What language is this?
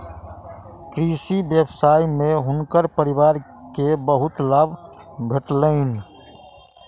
Maithili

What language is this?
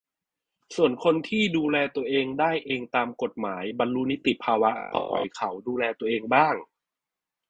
Thai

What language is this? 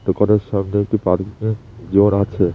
Bangla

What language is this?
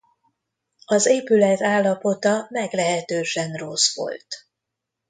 Hungarian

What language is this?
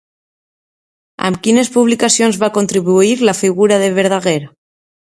Catalan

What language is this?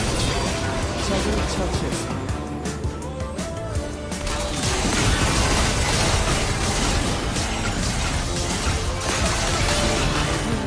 Korean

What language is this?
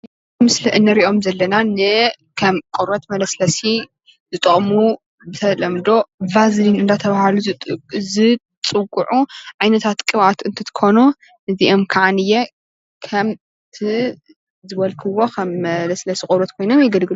Tigrinya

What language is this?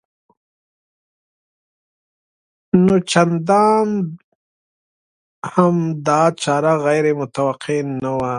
Pashto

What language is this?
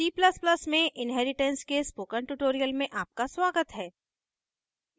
Hindi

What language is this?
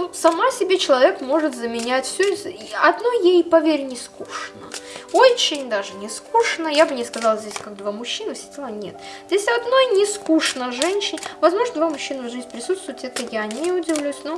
Russian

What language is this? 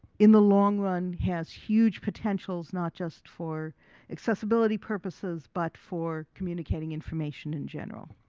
English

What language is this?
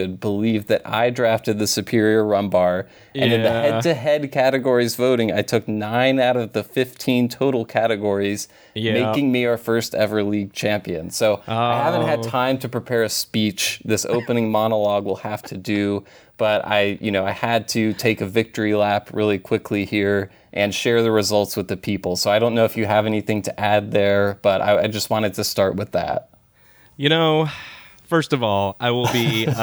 English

